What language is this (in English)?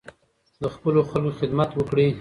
Pashto